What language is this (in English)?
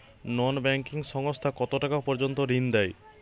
Bangla